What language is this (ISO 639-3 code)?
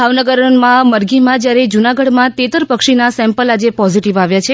guj